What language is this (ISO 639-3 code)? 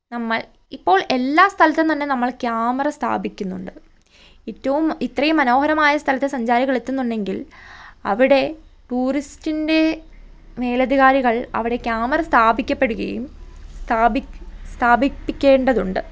mal